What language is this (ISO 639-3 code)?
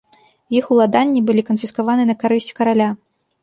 bel